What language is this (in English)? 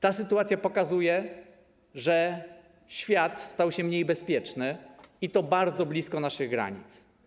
Polish